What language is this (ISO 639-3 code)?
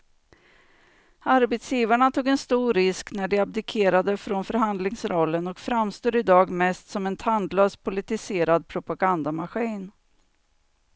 swe